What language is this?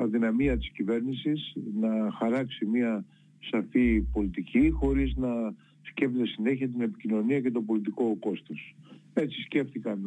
Greek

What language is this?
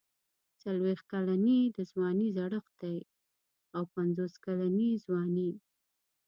Pashto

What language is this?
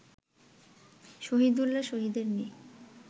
Bangla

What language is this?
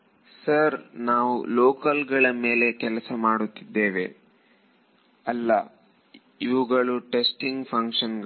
Kannada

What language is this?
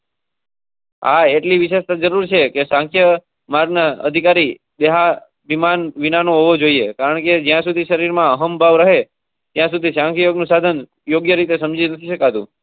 Gujarati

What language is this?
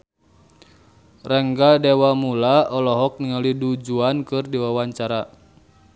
Sundanese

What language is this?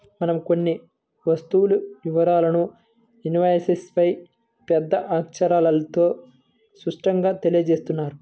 Telugu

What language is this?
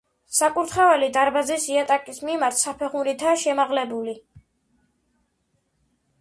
Georgian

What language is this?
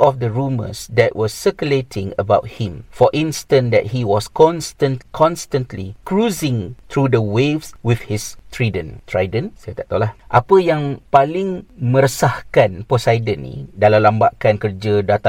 Malay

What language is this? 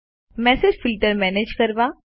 Gujarati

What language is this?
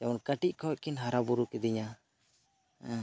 Santali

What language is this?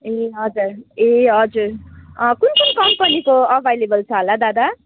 Nepali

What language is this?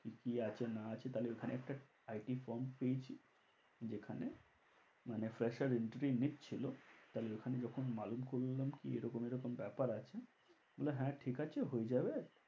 Bangla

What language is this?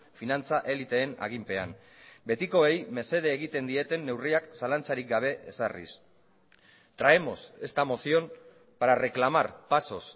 Basque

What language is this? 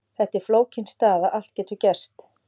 Icelandic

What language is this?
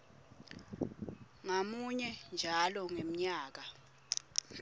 Swati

